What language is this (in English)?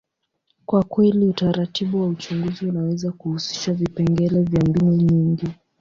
Swahili